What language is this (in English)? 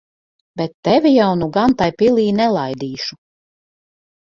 Latvian